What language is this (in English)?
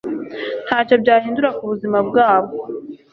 Kinyarwanda